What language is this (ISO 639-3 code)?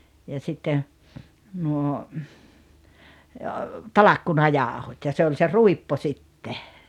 fin